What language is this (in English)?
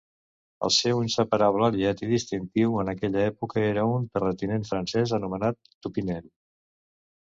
Catalan